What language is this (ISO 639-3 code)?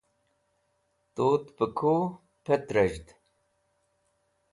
wbl